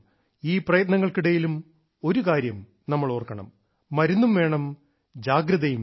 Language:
Malayalam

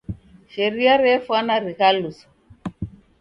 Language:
Taita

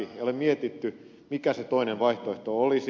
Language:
Finnish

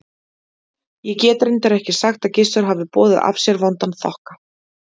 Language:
Icelandic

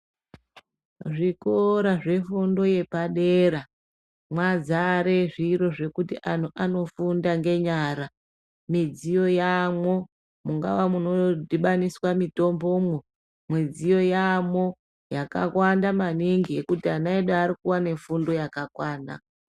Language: Ndau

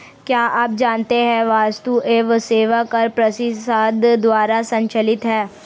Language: Hindi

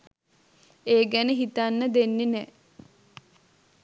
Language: Sinhala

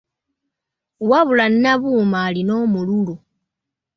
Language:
Ganda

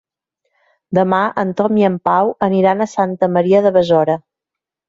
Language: Catalan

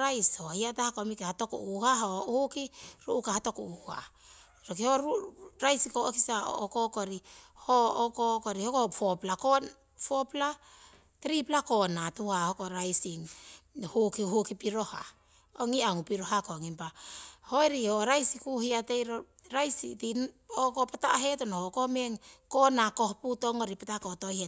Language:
Siwai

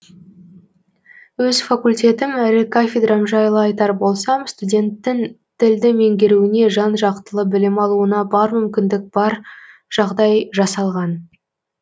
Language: Kazakh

